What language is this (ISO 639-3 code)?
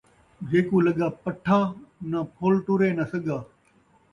skr